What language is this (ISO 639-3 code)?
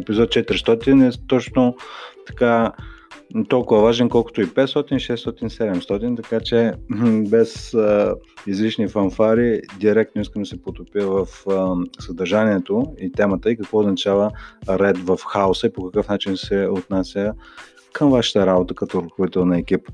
bul